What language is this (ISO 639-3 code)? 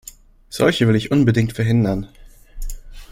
deu